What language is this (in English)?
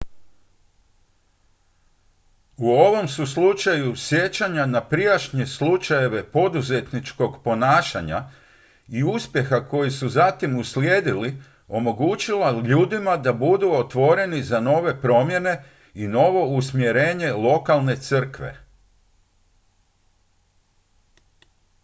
Croatian